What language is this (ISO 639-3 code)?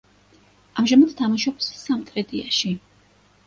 kat